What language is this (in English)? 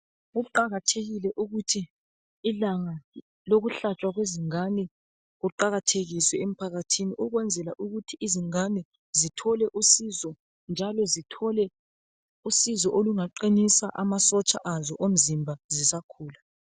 North Ndebele